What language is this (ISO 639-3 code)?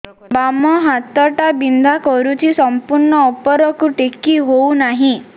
ori